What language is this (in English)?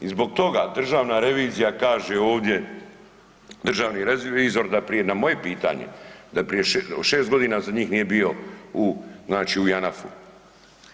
Croatian